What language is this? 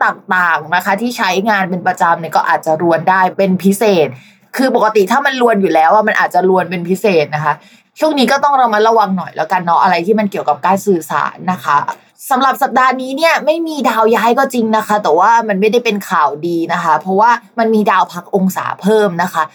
Thai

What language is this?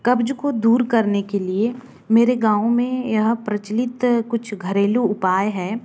Hindi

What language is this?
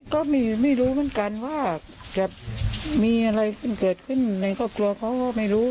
Thai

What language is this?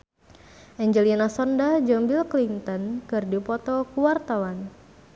Sundanese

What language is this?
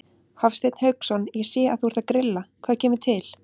Icelandic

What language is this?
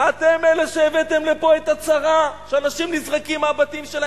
Hebrew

